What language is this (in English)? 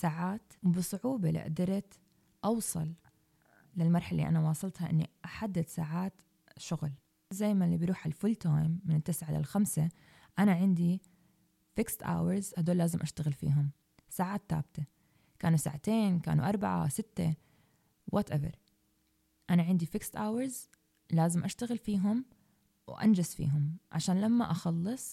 Arabic